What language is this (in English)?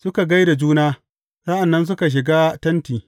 Hausa